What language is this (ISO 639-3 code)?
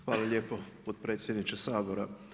hrv